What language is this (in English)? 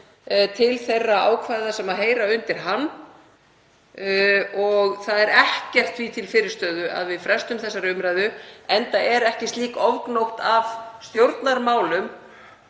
Icelandic